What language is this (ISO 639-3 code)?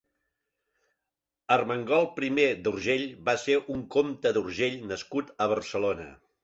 cat